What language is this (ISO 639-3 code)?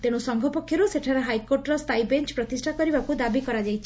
ori